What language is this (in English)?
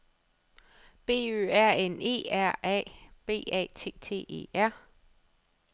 Danish